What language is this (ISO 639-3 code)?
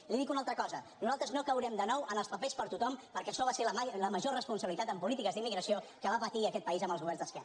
cat